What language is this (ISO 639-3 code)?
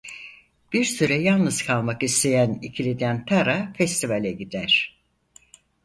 tur